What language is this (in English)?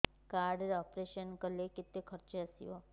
Odia